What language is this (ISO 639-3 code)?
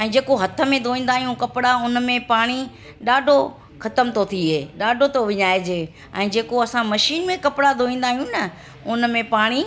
snd